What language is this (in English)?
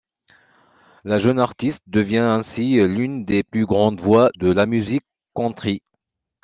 French